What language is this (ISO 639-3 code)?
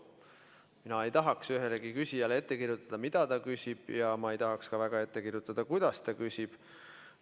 est